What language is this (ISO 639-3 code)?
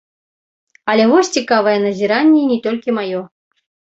bel